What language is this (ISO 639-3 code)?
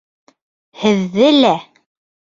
bak